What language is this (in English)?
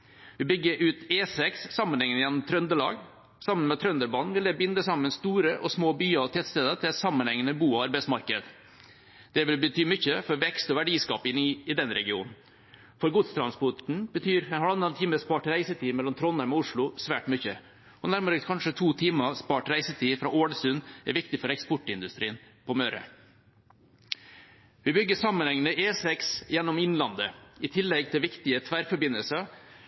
Norwegian Bokmål